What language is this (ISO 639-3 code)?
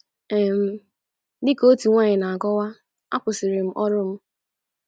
ibo